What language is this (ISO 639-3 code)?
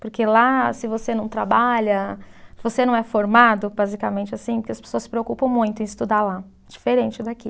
por